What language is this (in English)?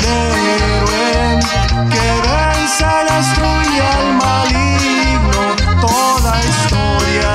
Romanian